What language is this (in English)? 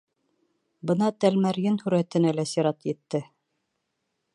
Bashkir